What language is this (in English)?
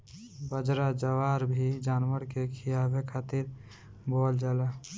Bhojpuri